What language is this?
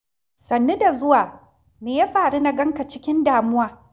Hausa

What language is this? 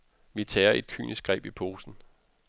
Danish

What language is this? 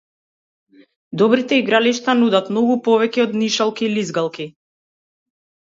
Macedonian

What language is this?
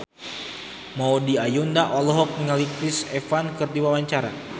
Sundanese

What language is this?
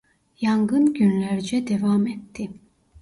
Turkish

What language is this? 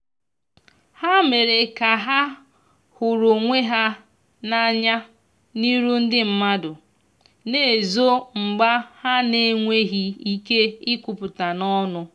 Igbo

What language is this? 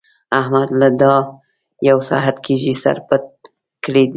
Pashto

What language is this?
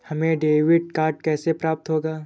Hindi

